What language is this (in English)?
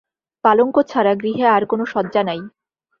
Bangla